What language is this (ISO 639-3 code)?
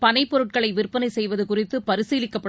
tam